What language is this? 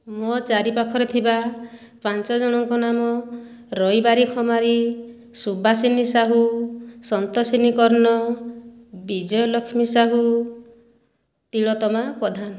Odia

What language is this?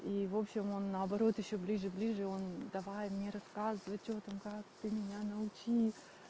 Russian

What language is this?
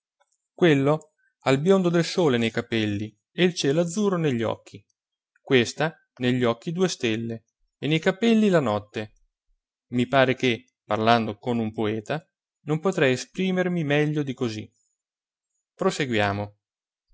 Italian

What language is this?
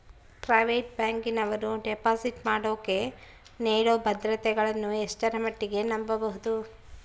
Kannada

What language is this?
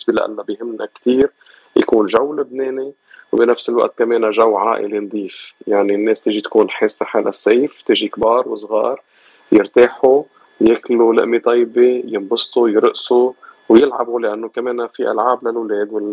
Arabic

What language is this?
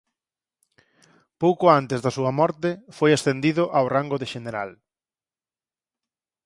Galician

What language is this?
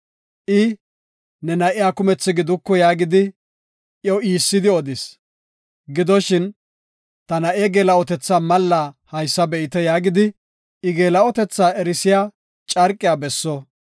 Gofa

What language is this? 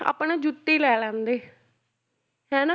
Punjabi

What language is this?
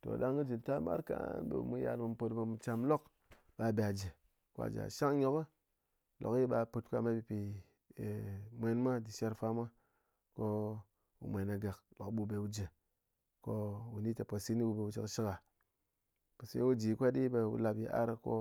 Ngas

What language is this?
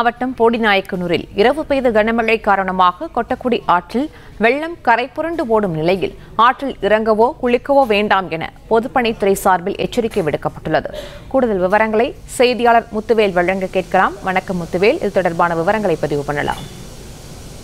Greek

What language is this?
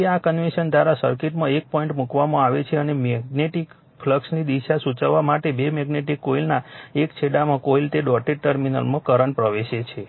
Gujarati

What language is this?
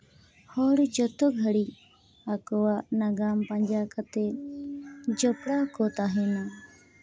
Santali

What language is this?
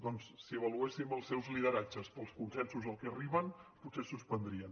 Catalan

